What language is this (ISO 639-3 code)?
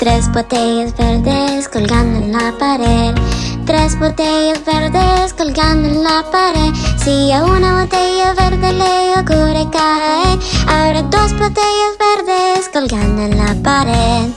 spa